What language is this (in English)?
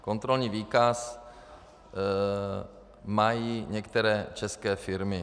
Czech